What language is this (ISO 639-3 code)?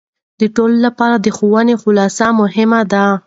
pus